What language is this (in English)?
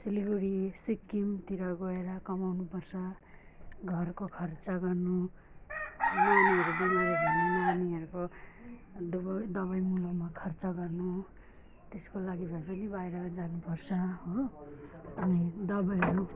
Nepali